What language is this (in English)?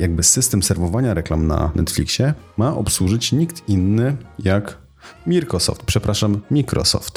Polish